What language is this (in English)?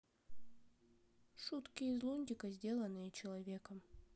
Russian